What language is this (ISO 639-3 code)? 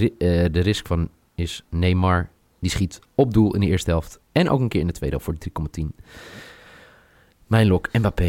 nld